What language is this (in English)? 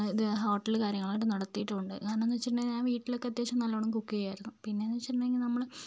Malayalam